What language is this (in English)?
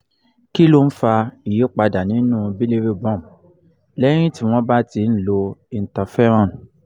Yoruba